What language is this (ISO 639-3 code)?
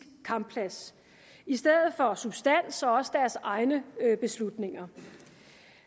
dan